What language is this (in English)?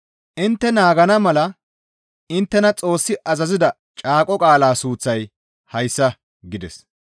Gamo